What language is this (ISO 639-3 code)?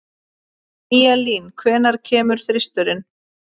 isl